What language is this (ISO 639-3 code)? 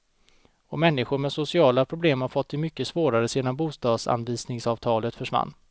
swe